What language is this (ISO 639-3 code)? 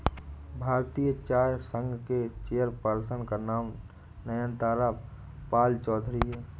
hin